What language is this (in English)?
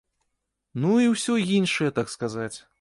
Belarusian